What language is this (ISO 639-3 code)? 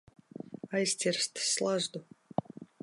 lav